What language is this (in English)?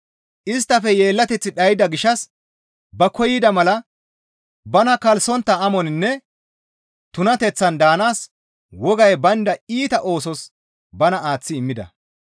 Gamo